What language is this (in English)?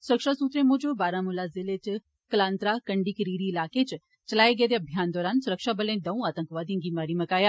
Dogri